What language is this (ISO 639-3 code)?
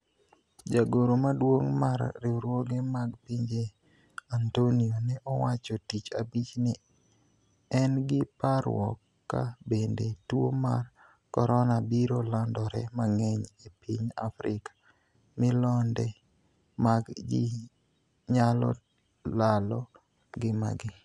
luo